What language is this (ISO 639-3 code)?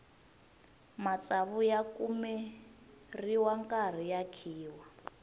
tso